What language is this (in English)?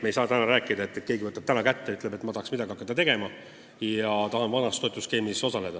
Estonian